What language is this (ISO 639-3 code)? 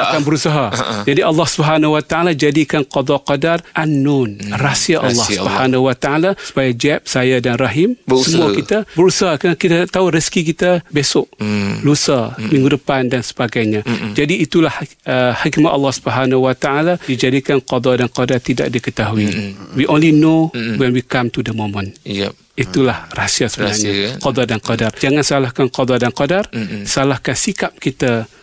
msa